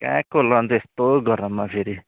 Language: Nepali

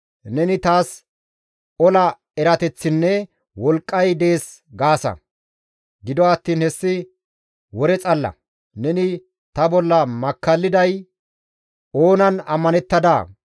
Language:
Gamo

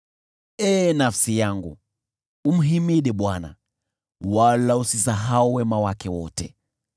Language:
Swahili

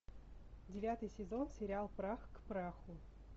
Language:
Russian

